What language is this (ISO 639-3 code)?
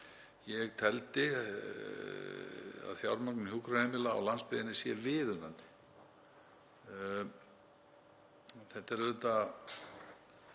isl